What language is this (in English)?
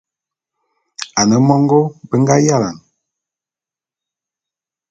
Bulu